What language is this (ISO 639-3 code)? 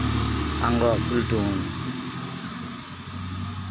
sat